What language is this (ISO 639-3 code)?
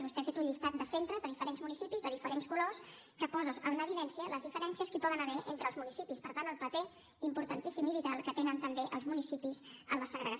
cat